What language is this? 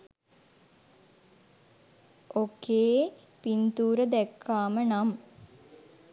Sinhala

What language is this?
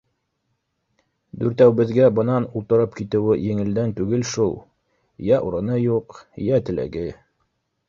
Bashkir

